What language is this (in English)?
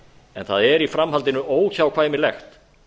Icelandic